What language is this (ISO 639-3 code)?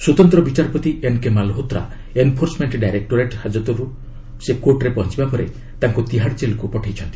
ori